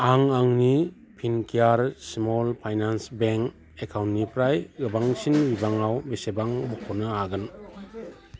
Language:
Bodo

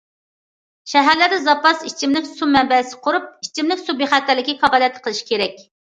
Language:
Uyghur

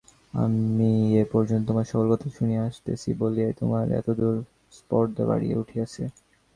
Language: Bangla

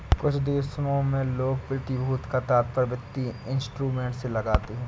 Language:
Hindi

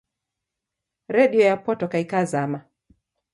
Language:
Taita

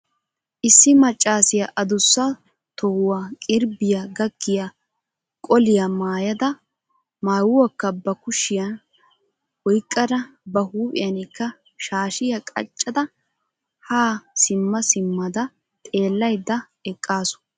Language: Wolaytta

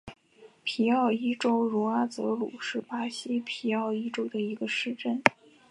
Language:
Chinese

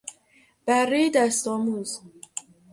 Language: Persian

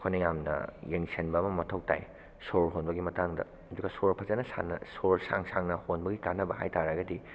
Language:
Manipuri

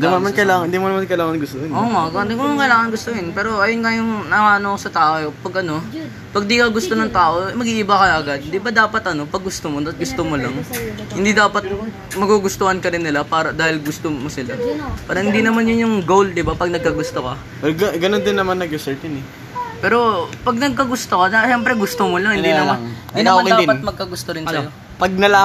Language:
Filipino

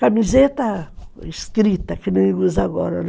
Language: Portuguese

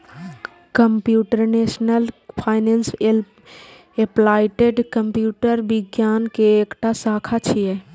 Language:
Maithili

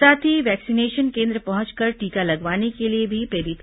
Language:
Hindi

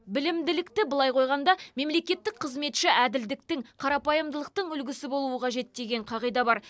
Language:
Kazakh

